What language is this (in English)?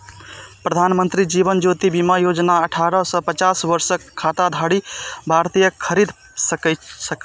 Maithili